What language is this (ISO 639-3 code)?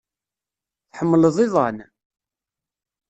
kab